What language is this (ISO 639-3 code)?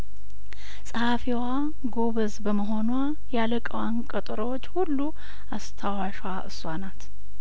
amh